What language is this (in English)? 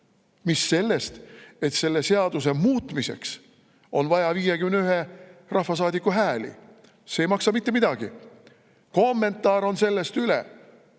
Estonian